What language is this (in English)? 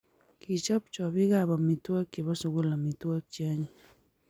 Kalenjin